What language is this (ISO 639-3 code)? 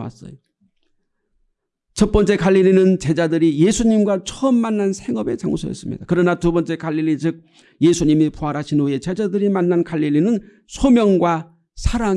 kor